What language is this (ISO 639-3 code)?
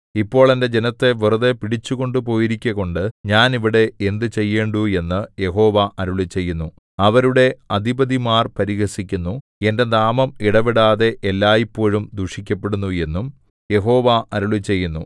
mal